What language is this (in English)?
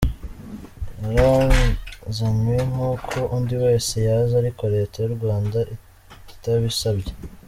Kinyarwanda